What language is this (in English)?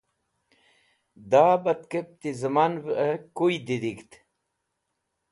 Wakhi